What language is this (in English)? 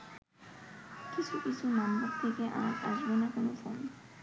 Bangla